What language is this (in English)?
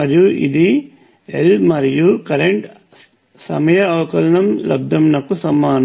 Telugu